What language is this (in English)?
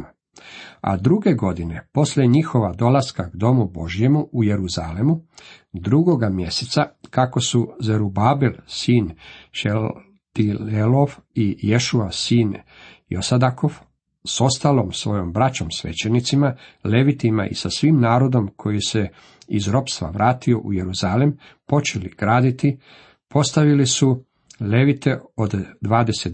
Croatian